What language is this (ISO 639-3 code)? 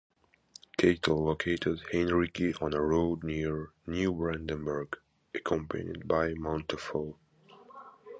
eng